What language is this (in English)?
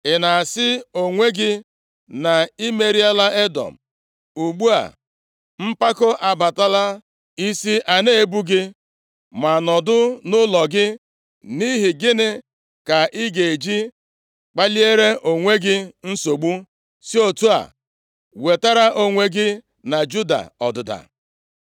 Igbo